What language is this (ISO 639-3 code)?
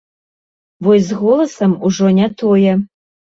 bel